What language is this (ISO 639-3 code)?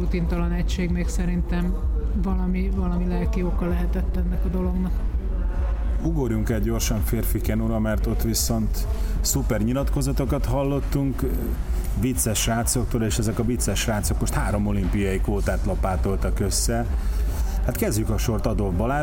hun